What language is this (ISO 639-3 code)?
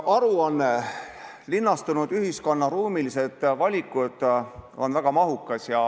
est